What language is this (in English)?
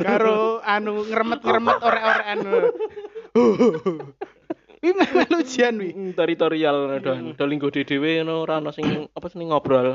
Indonesian